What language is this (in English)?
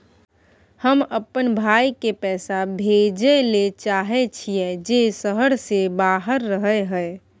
Maithili